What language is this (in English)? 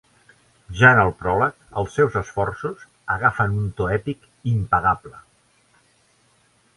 Catalan